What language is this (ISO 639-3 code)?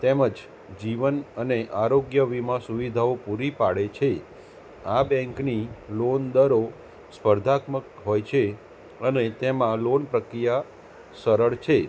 guj